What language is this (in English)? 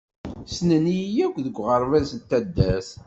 Kabyle